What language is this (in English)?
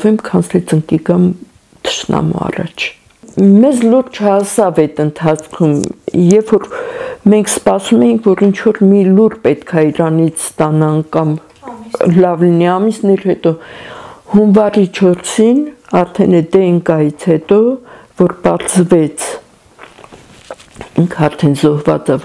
Romanian